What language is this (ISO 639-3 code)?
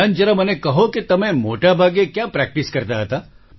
guj